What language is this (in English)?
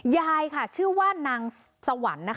Thai